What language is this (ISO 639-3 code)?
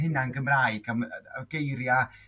cym